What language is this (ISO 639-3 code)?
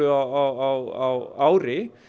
isl